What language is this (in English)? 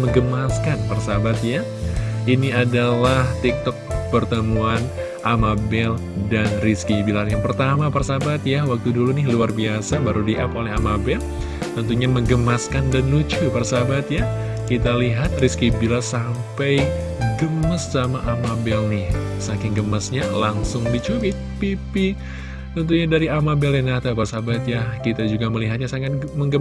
Indonesian